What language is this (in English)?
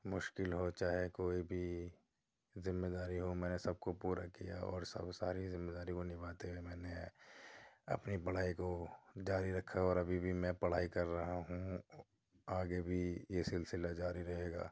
Urdu